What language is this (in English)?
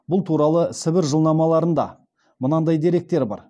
Kazakh